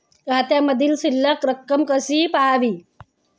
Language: Marathi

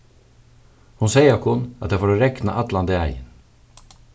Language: Faroese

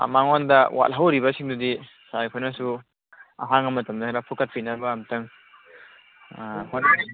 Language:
Manipuri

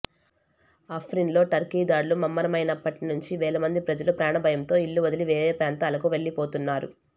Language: Telugu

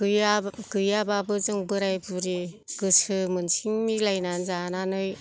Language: Bodo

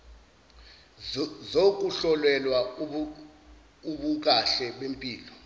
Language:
Zulu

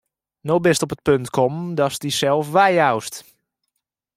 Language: Western Frisian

